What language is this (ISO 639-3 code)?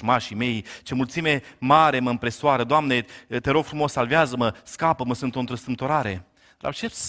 ron